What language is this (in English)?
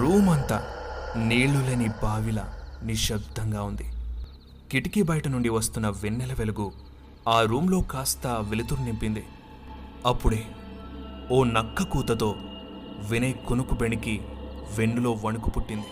Telugu